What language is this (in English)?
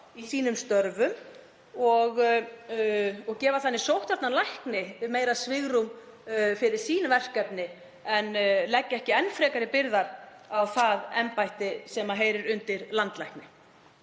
Icelandic